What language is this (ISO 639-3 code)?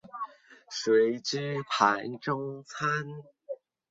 zho